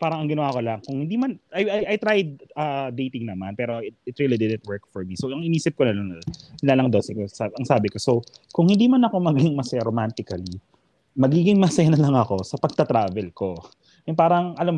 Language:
Filipino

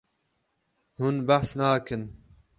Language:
Kurdish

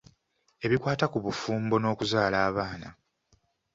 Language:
Ganda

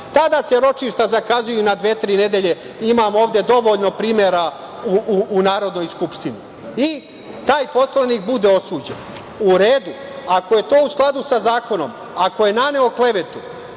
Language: Serbian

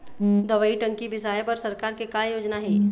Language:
Chhattisgarhi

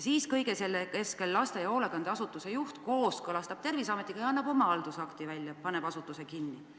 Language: Estonian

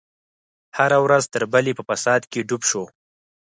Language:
Pashto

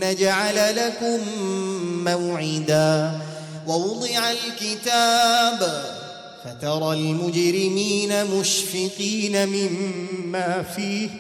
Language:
Arabic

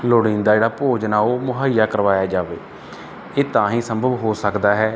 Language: Punjabi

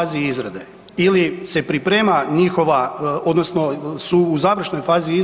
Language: Croatian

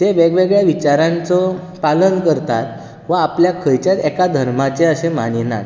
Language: Konkani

